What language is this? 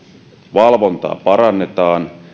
Finnish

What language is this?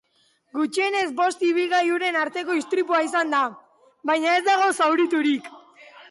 Basque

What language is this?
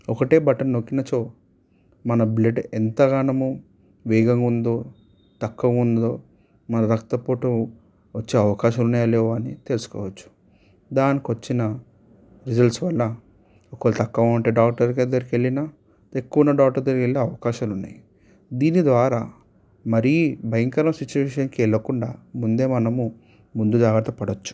Telugu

